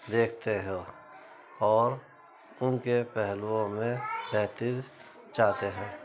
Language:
Urdu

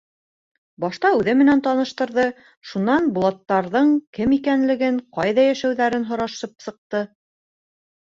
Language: Bashkir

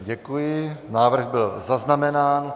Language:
Czech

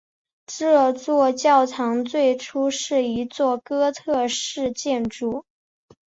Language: Chinese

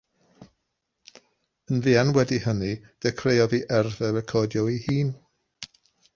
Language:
Welsh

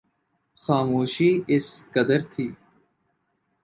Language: Urdu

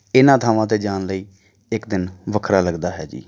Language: Punjabi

